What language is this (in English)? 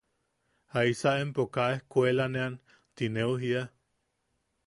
Yaqui